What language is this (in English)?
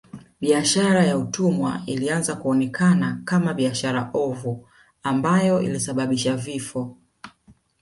Swahili